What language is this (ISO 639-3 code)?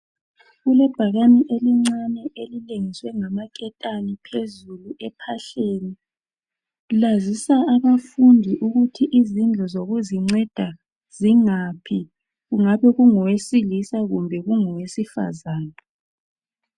nde